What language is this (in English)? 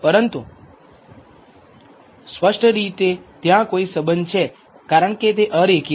Gujarati